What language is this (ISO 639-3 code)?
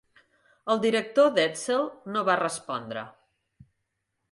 cat